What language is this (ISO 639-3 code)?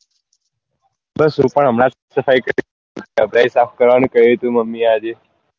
guj